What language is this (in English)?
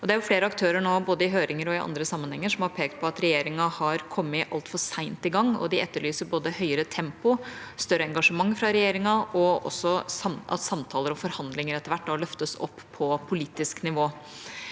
Norwegian